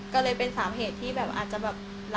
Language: Thai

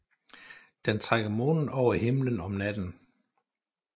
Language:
Danish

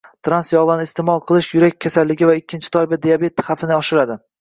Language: Uzbek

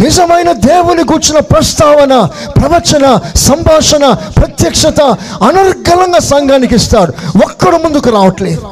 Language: Telugu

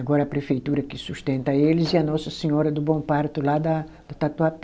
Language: Portuguese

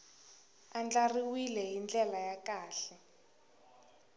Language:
Tsonga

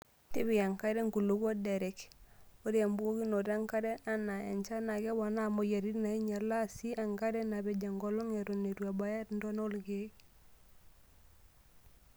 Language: Masai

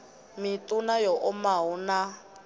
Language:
Venda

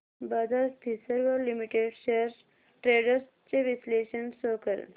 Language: Marathi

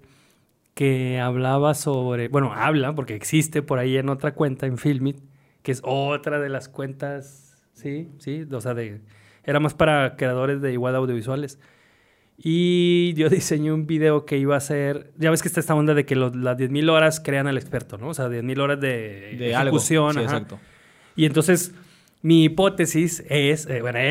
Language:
Spanish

